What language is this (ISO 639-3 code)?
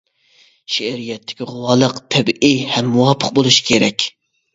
uig